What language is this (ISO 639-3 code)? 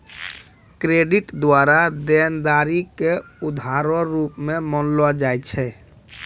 mai